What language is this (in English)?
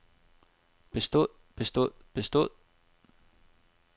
Danish